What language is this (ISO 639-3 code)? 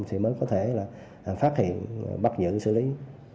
vie